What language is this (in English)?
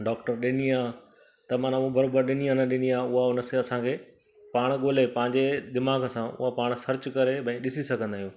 Sindhi